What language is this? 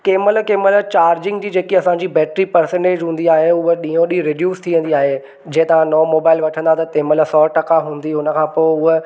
Sindhi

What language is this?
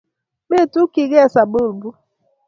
Kalenjin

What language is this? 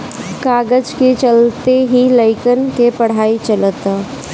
Bhojpuri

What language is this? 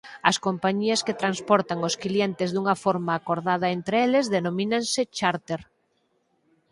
Galician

